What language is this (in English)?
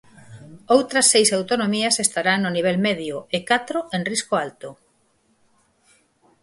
Galician